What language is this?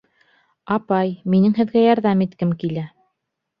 Bashkir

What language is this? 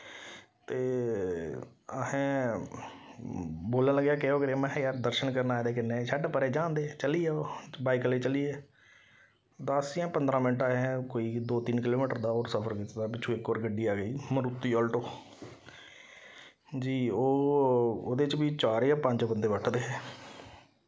Dogri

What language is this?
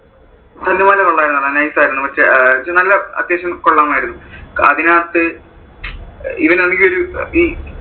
Malayalam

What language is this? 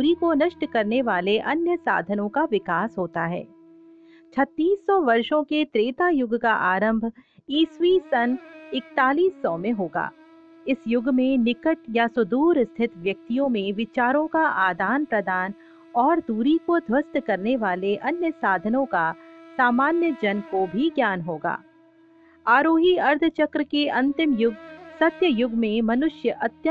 Hindi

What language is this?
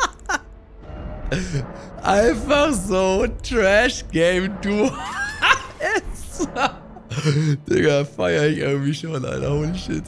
German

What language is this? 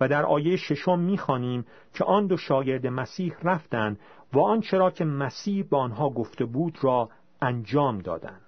Persian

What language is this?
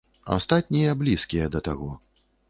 Belarusian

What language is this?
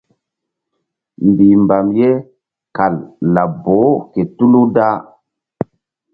Mbum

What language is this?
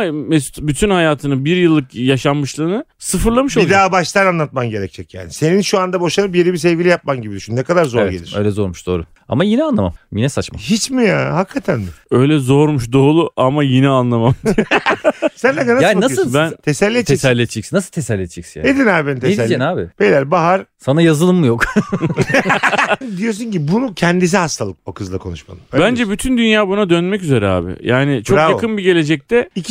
Turkish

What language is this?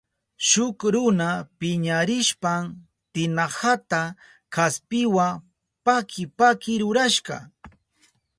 Southern Pastaza Quechua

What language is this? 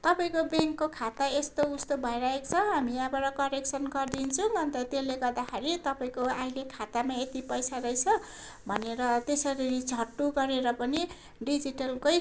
Nepali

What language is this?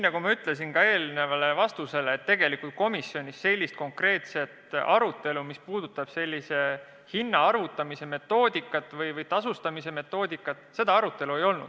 Estonian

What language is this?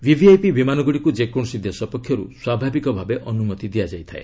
Odia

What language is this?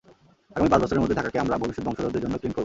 Bangla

